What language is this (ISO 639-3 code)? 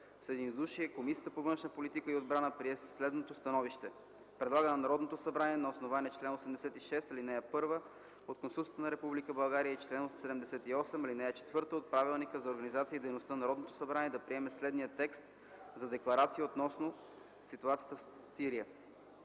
bul